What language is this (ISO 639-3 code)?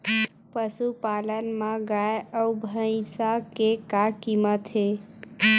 hne